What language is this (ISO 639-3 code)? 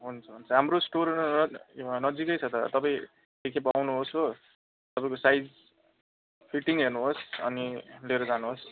nep